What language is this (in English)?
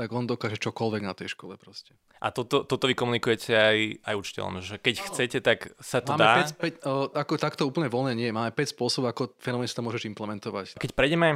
Slovak